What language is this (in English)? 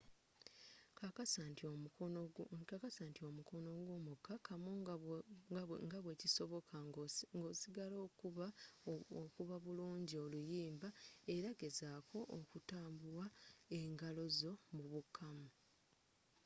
Ganda